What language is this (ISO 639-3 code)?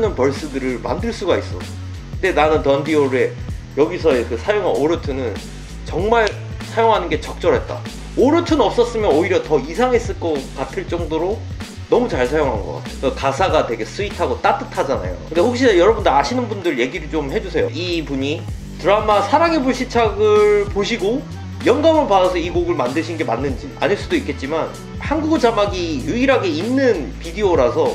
kor